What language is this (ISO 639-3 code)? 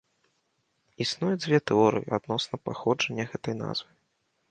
bel